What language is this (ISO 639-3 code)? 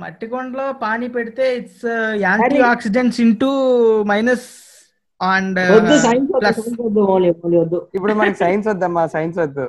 tel